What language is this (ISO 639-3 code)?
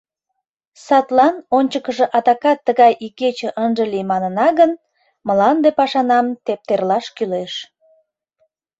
chm